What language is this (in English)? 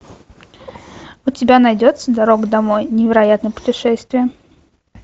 Russian